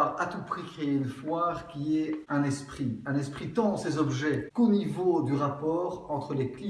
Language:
French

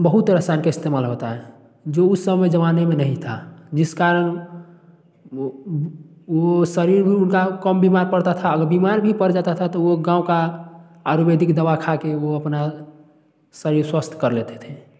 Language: Hindi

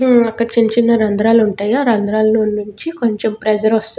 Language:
Telugu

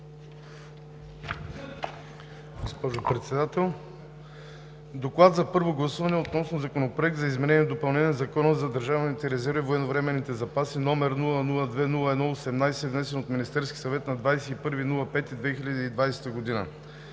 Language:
Bulgarian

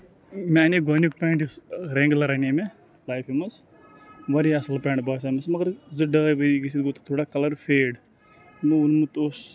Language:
Kashmiri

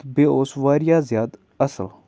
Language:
Kashmiri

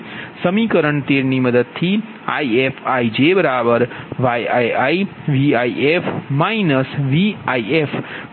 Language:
Gujarati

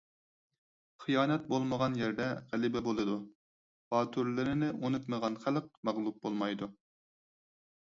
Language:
Uyghur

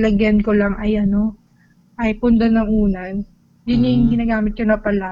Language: Filipino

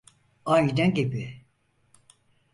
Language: Turkish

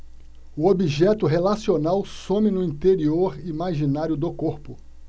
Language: Portuguese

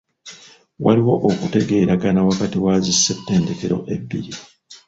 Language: Ganda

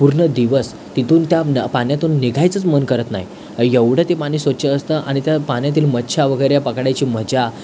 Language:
Marathi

